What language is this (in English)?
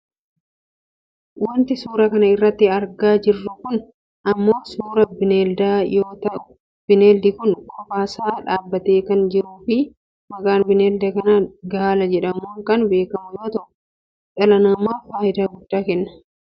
Oromo